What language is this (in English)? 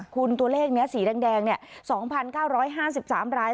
Thai